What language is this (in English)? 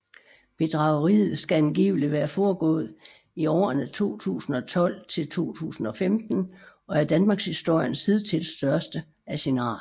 Danish